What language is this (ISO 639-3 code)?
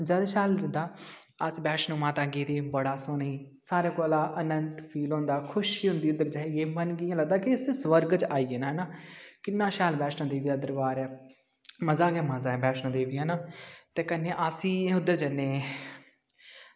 doi